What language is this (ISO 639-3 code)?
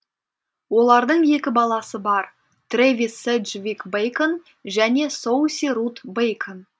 kaz